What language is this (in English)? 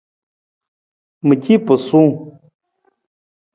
Nawdm